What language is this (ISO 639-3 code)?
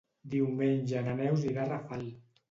cat